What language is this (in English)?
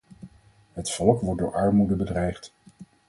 Dutch